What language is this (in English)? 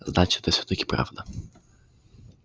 Russian